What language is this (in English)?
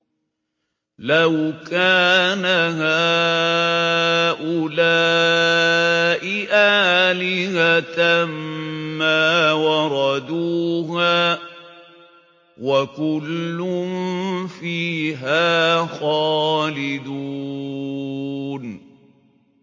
Arabic